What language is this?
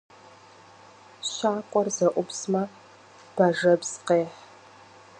Kabardian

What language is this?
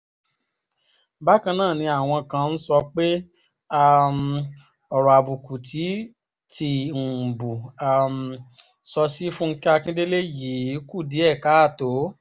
Yoruba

